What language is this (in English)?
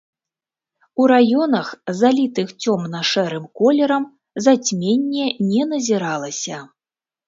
Belarusian